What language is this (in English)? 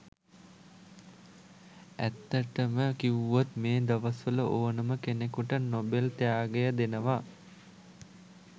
Sinhala